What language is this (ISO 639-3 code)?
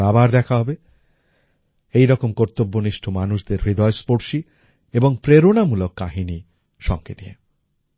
ben